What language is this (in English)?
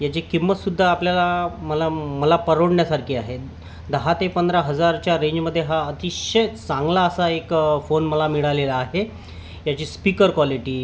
Marathi